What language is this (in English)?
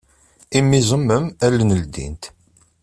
Kabyle